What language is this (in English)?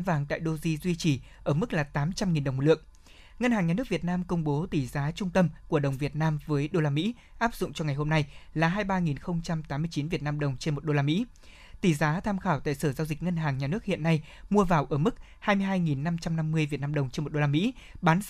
Vietnamese